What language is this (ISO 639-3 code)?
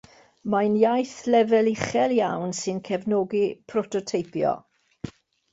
cym